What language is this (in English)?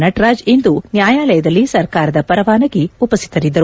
Kannada